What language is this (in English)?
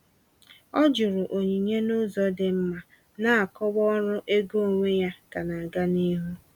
Igbo